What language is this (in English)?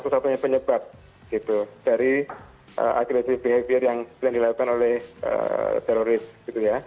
Indonesian